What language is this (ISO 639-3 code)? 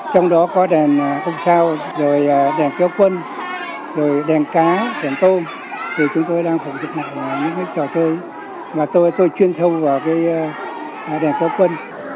vie